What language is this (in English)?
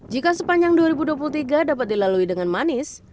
Indonesian